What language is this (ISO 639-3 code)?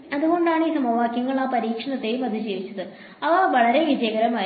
mal